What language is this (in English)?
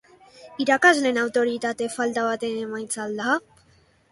Basque